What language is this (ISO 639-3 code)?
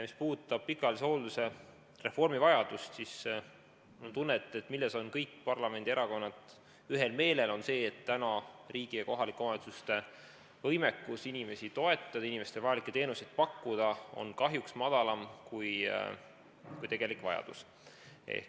est